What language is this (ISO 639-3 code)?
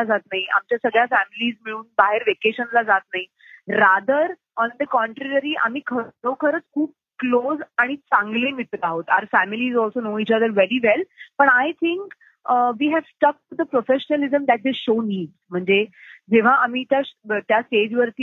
mar